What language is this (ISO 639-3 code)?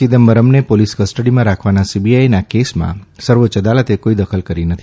guj